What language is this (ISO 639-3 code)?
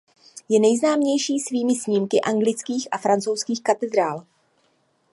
ces